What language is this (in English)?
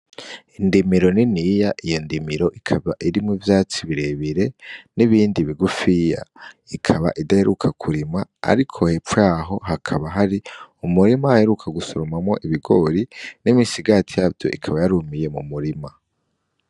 Rundi